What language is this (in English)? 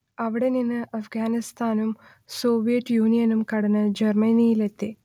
Malayalam